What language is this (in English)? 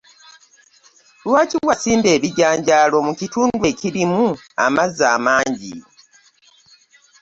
Ganda